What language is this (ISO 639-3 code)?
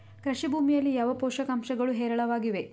kan